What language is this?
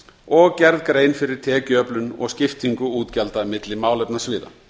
Icelandic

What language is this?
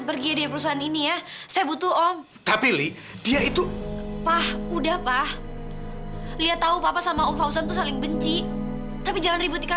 Indonesian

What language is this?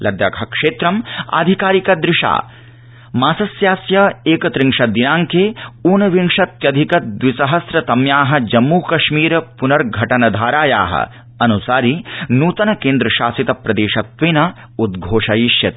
Sanskrit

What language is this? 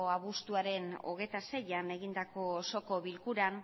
Basque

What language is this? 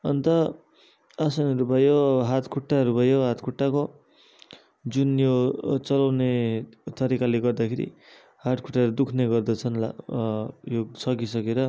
Nepali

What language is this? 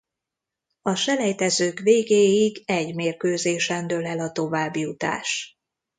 Hungarian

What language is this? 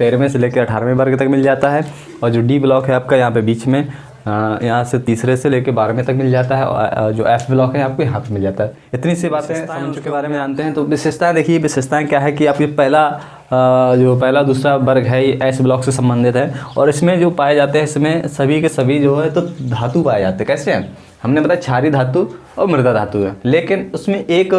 Hindi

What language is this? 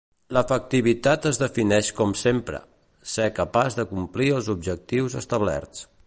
Catalan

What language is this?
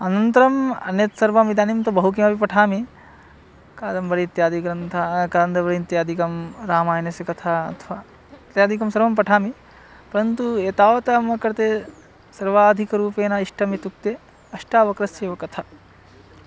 Sanskrit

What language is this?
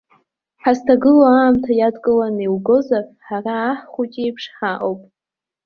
Abkhazian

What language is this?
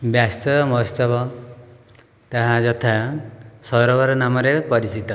Odia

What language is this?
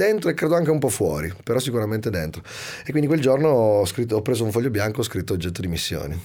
Italian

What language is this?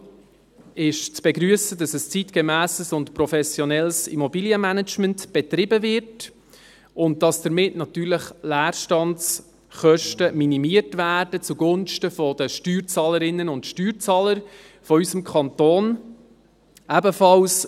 Swiss German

